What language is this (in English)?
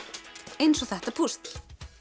Icelandic